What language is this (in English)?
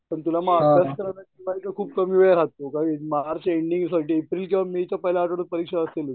Marathi